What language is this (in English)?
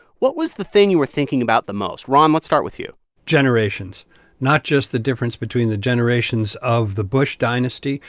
English